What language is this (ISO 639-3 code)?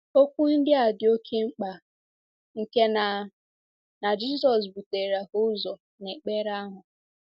ibo